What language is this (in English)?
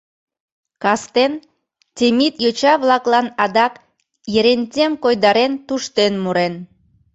Mari